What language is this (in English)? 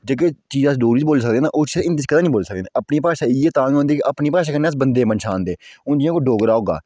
Dogri